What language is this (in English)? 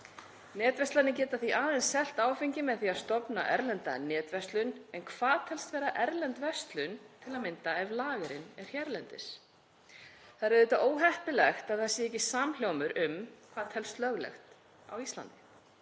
Icelandic